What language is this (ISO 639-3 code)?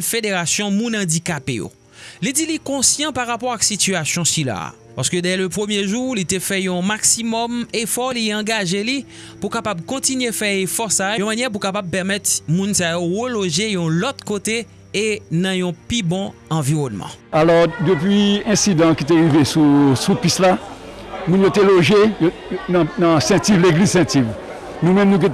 fra